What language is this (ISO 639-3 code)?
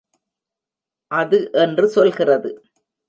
tam